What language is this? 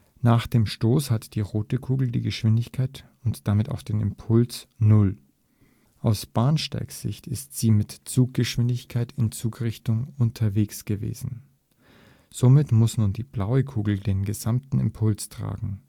German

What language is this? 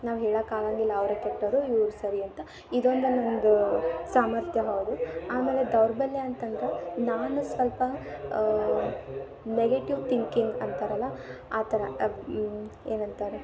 Kannada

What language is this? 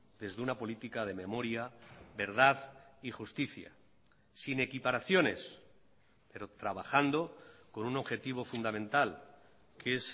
Spanish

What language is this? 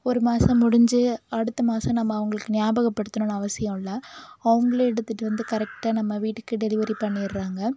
Tamil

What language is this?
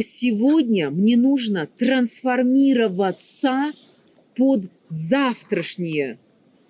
Russian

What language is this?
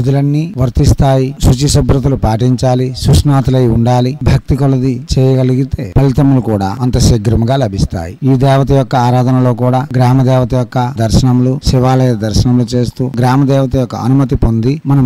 Telugu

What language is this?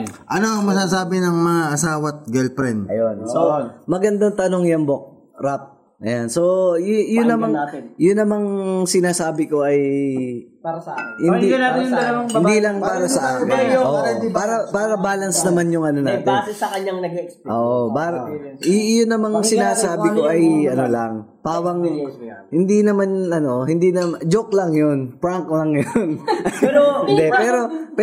Filipino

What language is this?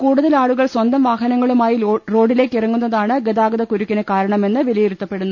Malayalam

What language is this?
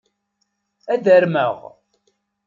Kabyle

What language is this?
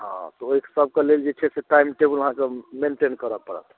Maithili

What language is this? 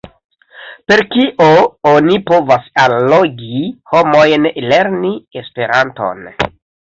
Esperanto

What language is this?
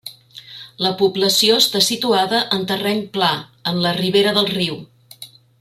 Catalan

